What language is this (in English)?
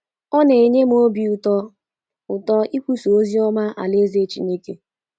Igbo